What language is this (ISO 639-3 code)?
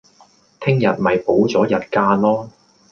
yue